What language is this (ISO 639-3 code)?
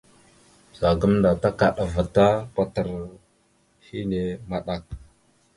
mxu